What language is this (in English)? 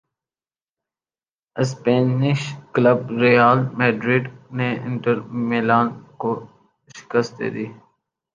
Urdu